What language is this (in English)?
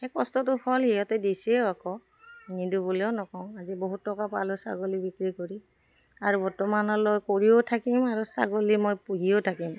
Assamese